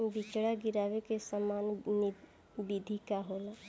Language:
Bhojpuri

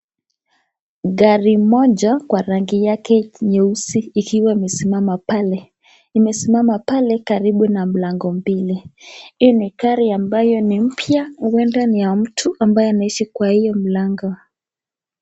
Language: Swahili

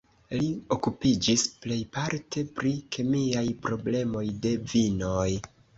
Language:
Esperanto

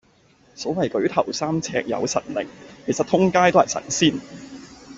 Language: Cantonese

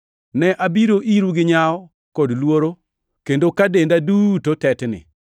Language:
Luo (Kenya and Tanzania)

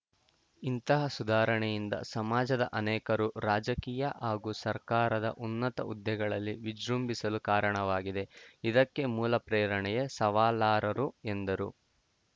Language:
Kannada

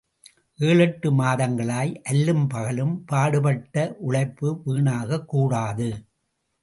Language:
Tamil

